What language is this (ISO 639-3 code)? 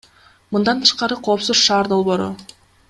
kir